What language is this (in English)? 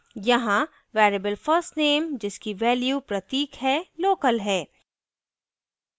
Hindi